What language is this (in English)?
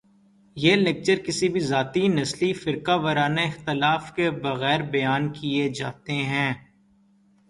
Urdu